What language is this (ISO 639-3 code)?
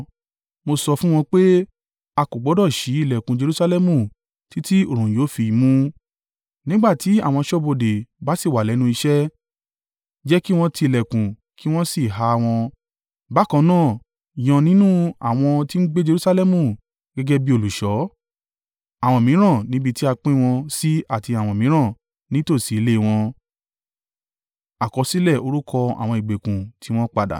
yor